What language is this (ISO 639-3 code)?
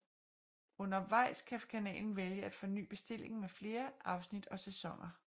dan